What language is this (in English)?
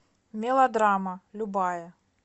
Russian